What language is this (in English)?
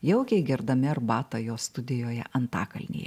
Lithuanian